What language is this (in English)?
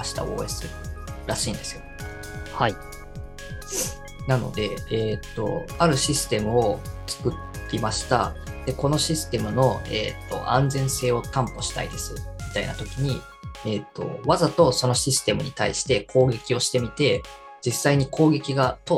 Japanese